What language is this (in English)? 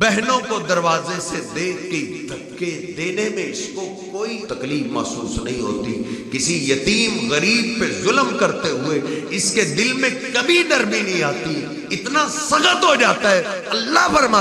Arabic